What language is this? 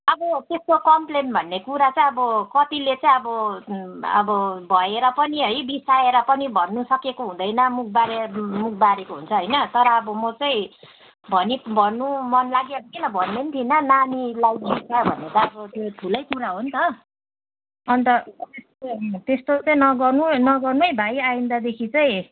Nepali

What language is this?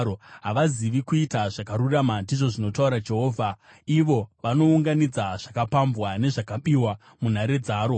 Shona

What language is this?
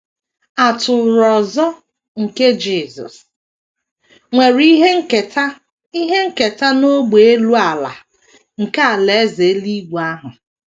Igbo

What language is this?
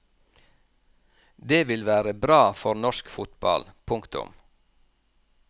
Norwegian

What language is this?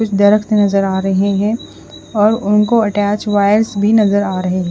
Hindi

